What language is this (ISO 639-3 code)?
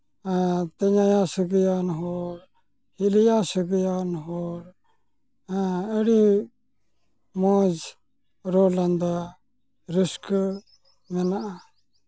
sat